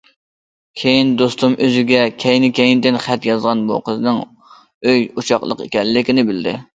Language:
Uyghur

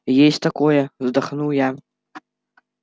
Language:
Russian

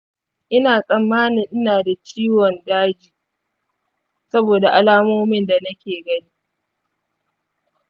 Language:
Hausa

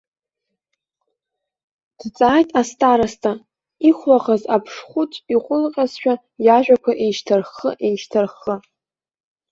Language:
Abkhazian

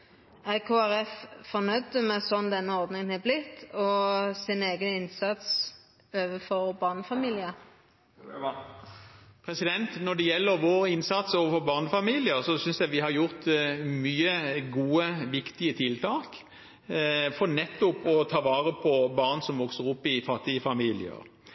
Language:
Norwegian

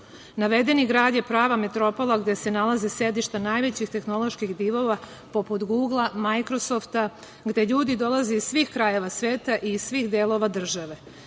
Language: Serbian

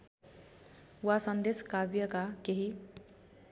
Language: Nepali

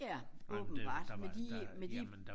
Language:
Danish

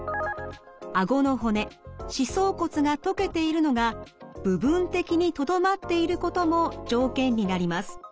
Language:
Japanese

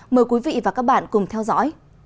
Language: Vietnamese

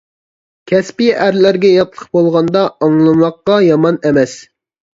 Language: Uyghur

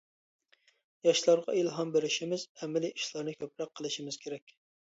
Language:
Uyghur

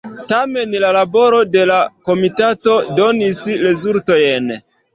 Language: Esperanto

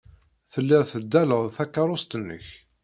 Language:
Kabyle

